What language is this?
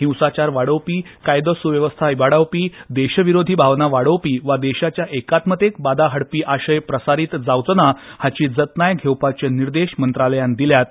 Konkani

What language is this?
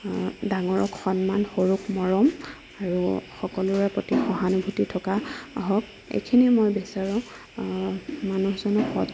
Assamese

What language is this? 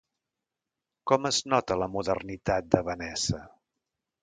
Catalan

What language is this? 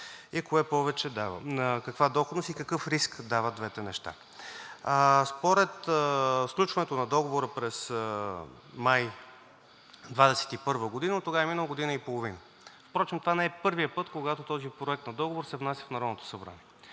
Bulgarian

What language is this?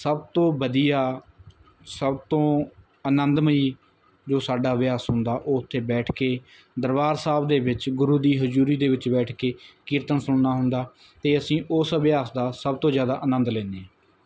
Punjabi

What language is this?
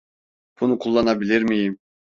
Turkish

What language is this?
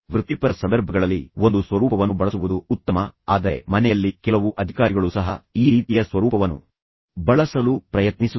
Kannada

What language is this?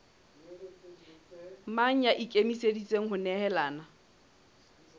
Southern Sotho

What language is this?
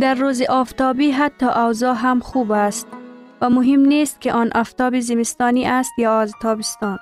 Persian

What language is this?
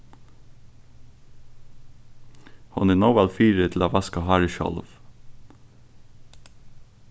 Faroese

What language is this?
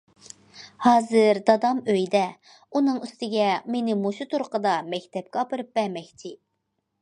Uyghur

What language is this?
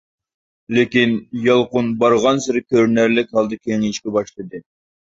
Uyghur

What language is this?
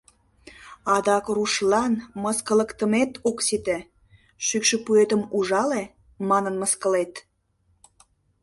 Mari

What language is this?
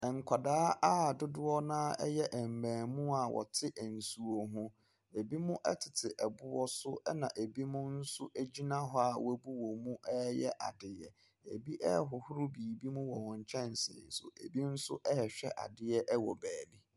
Akan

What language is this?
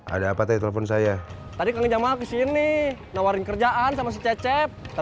Indonesian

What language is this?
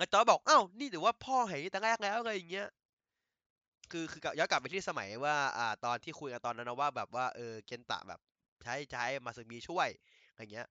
Thai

